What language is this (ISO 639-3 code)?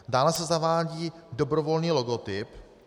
ces